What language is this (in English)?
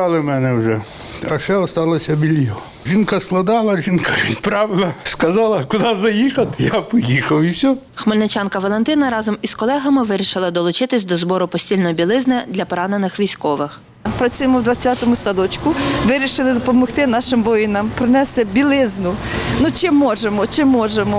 Ukrainian